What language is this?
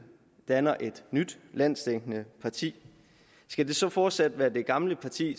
Danish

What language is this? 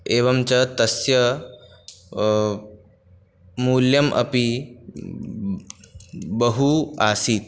Sanskrit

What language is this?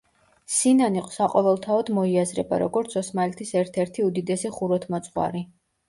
Georgian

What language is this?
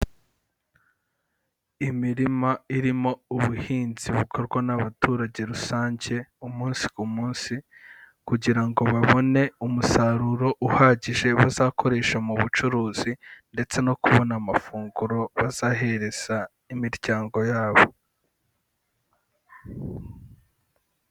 Kinyarwanda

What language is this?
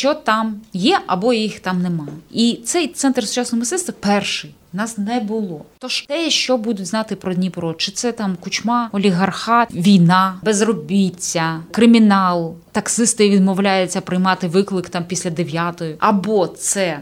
Ukrainian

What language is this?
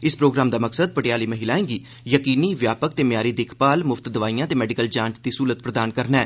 Dogri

